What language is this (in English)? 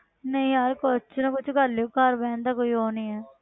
Punjabi